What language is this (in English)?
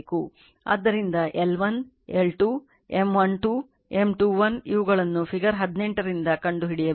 Kannada